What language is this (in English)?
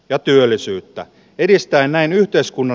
Finnish